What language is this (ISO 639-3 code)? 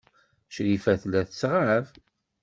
kab